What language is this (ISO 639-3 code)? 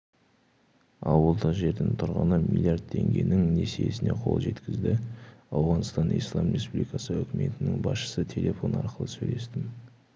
kaz